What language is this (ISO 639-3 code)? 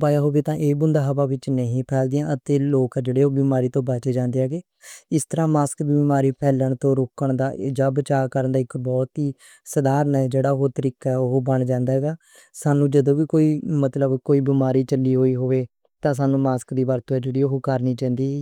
lah